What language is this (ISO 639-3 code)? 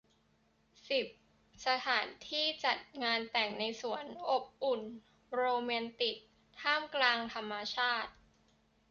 tha